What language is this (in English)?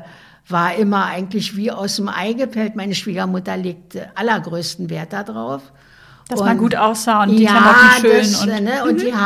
German